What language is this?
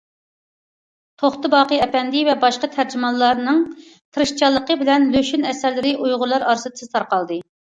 Uyghur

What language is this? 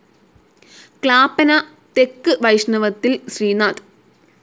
Malayalam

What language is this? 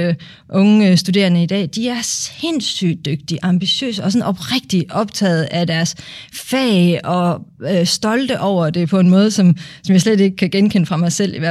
Danish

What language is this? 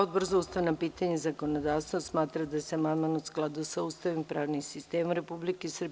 Serbian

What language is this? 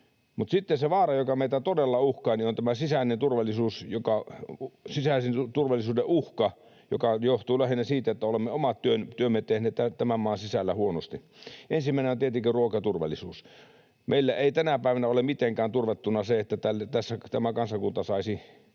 Finnish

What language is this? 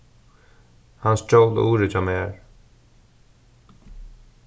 Faroese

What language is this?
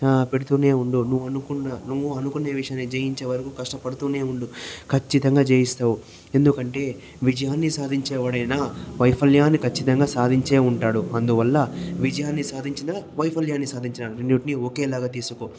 Telugu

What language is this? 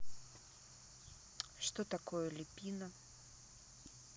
Russian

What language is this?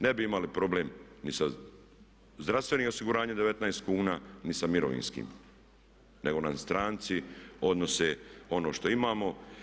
Croatian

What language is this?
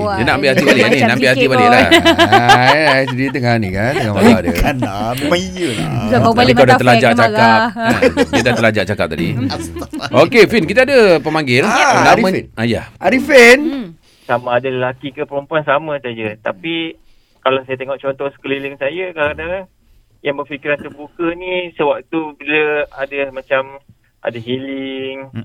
Malay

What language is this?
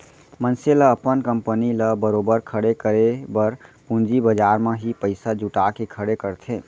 Chhattisgarhi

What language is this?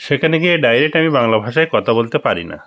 Bangla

